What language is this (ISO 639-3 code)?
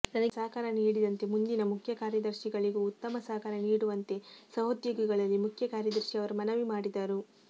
kan